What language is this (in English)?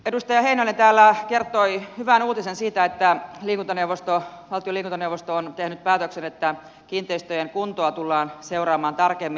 Finnish